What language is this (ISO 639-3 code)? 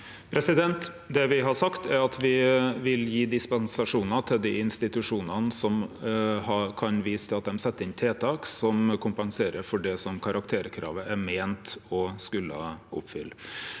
nor